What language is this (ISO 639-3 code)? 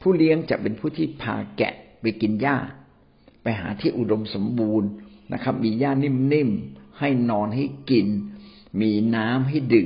tha